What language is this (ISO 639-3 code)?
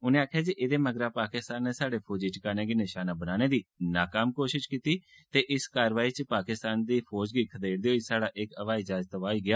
doi